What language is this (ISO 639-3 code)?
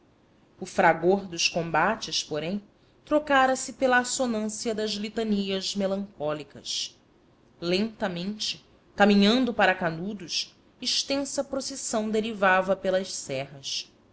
por